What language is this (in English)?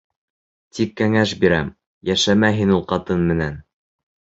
Bashkir